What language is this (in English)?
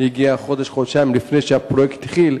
Hebrew